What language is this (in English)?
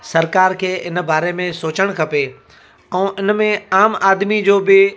Sindhi